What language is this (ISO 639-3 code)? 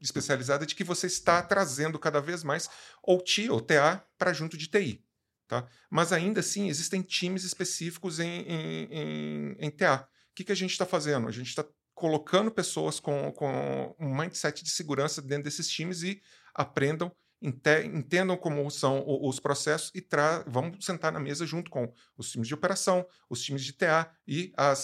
por